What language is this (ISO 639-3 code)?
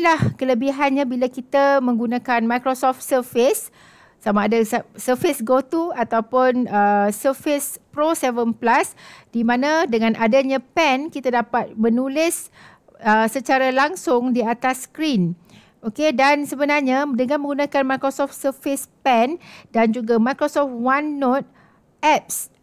msa